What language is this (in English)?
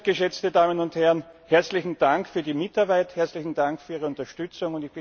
German